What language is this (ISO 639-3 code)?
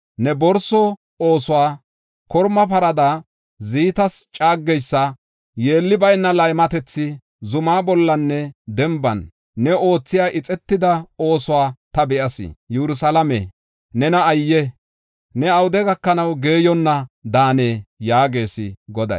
gof